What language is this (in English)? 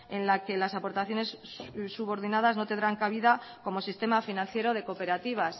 Spanish